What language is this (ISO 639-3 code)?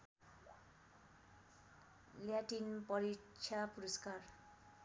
nep